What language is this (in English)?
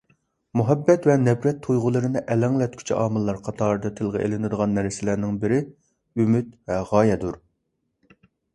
Uyghur